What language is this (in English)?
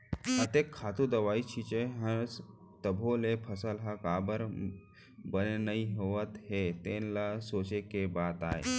Chhattisgarhi